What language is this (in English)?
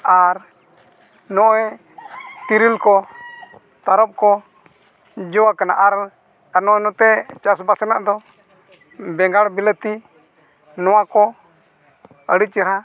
Santali